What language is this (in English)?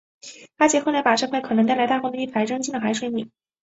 Chinese